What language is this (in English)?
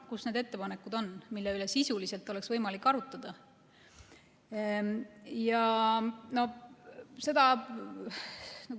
Estonian